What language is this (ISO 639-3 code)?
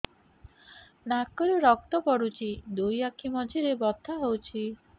ori